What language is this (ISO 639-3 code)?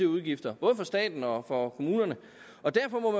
dan